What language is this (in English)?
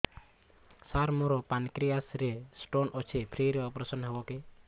Odia